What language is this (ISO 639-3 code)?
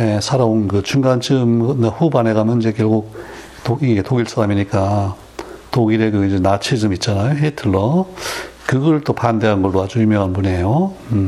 kor